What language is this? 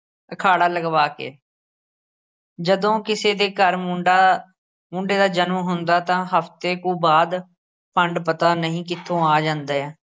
Punjabi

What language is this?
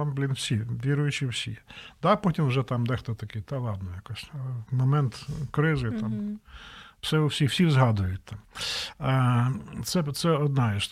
Ukrainian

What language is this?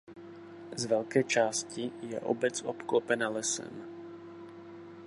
Czech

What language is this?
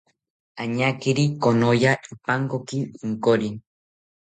South Ucayali Ashéninka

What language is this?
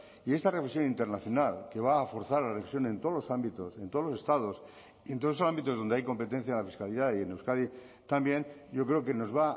Spanish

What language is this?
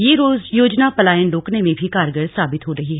Hindi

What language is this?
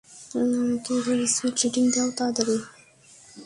Bangla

